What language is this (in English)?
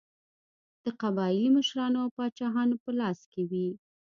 Pashto